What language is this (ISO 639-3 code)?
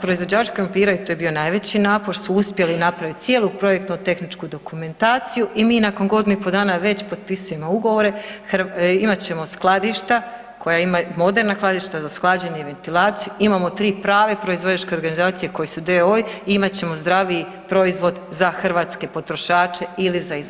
hrv